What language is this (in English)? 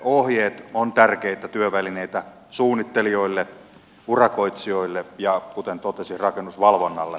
Finnish